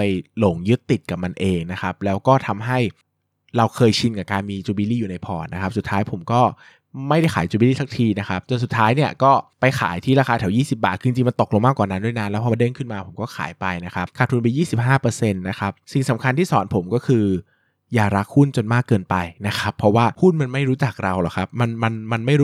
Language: Thai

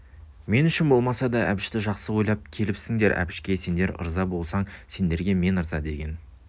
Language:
Kazakh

